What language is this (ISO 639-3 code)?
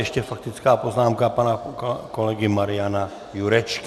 ces